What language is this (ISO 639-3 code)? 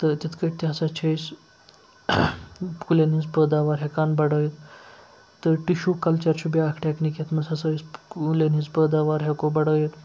kas